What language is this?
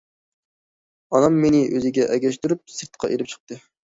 Uyghur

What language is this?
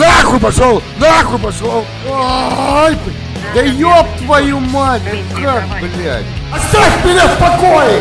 Russian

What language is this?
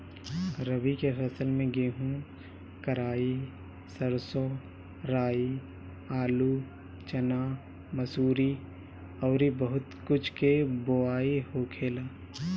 Bhojpuri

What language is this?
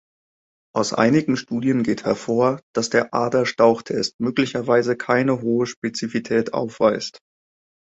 German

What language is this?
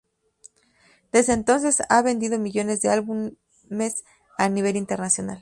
Spanish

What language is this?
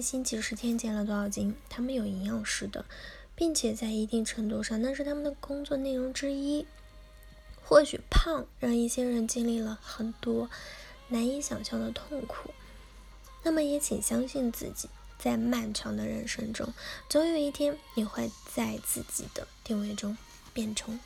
Chinese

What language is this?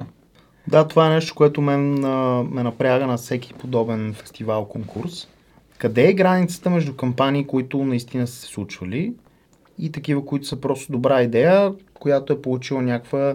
Bulgarian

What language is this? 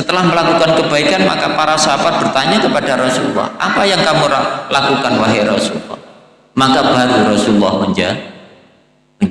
Indonesian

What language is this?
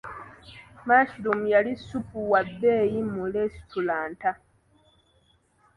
Ganda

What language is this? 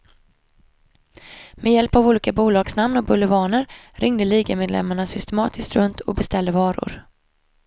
Swedish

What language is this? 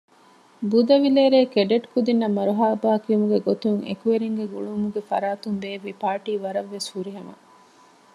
Divehi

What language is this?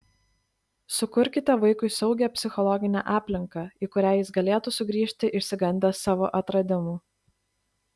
Lithuanian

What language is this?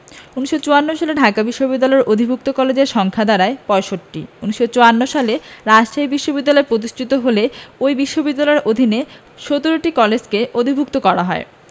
Bangla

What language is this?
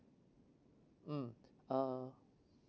English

